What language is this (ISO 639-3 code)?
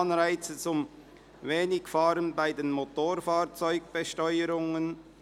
gsw